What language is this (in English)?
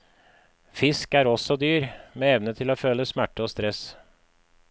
Norwegian